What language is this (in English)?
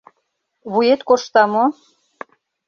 Mari